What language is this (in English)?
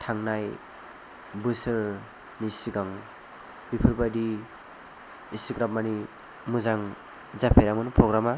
Bodo